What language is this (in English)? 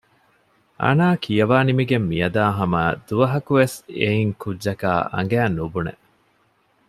Divehi